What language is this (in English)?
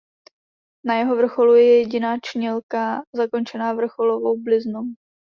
Czech